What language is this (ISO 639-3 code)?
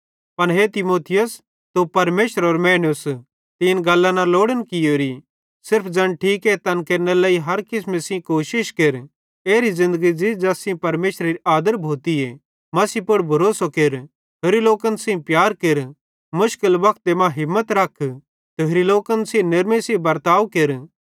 bhd